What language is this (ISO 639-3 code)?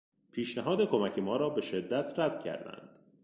fas